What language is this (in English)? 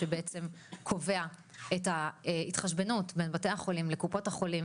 Hebrew